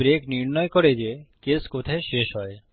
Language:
Bangla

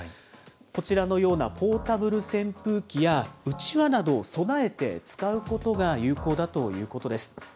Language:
Japanese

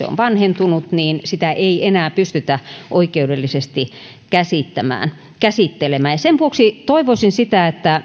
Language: Finnish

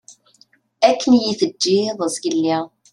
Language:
Kabyle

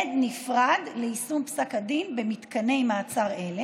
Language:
Hebrew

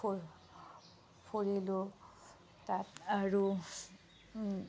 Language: Assamese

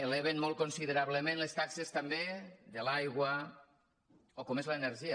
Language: Catalan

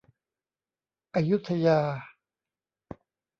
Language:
Thai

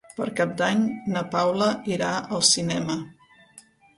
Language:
Catalan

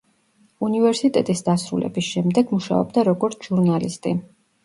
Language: Georgian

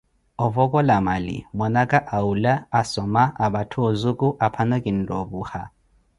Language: Koti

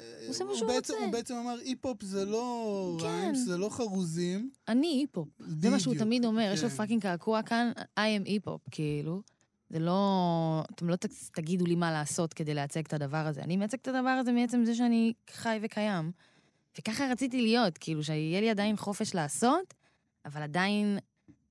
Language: Hebrew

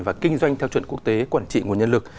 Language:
Vietnamese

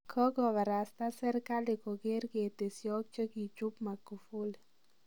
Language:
Kalenjin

